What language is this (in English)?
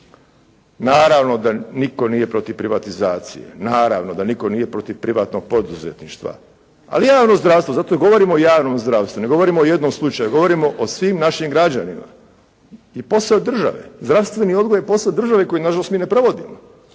Croatian